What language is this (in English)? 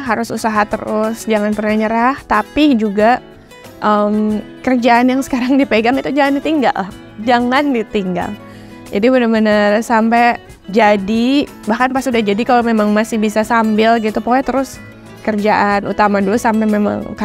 Indonesian